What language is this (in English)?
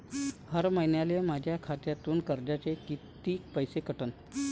Marathi